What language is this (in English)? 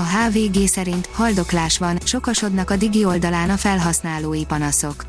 Hungarian